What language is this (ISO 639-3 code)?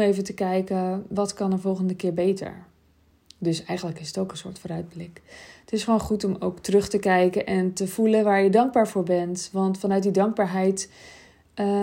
nld